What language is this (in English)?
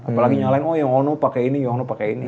Indonesian